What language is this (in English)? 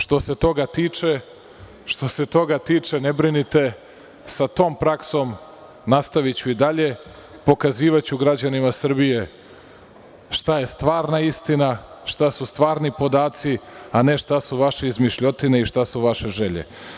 Serbian